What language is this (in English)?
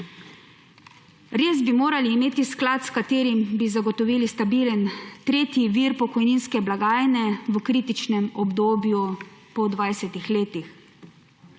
Slovenian